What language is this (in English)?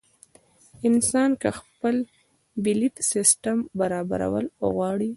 Pashto